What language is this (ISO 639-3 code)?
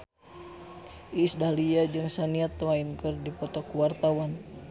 sun